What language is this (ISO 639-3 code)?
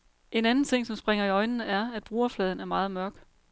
dan